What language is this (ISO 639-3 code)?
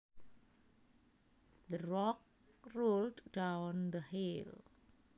jav